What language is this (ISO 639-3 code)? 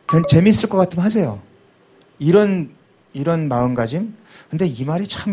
kor